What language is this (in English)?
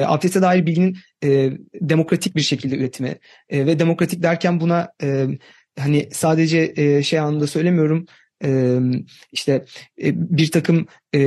Turkish